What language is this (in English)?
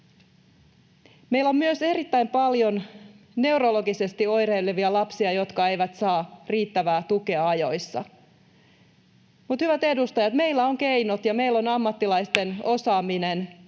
Finnish